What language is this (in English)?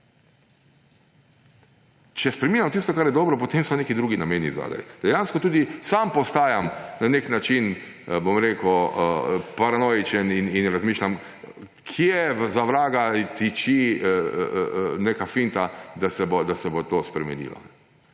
Slovenian